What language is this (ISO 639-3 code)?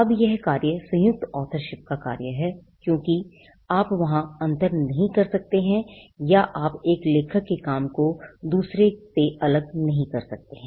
hin